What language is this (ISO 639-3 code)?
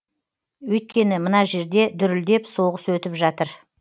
kaz